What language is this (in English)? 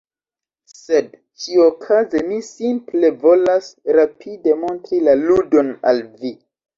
Esperanto